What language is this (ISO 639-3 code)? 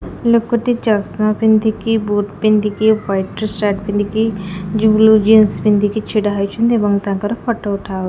ori